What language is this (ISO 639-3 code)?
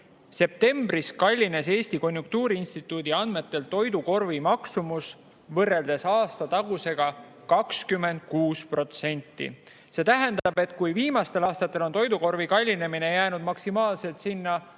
est